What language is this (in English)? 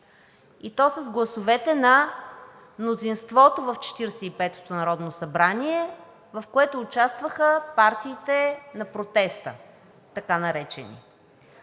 Bulgarian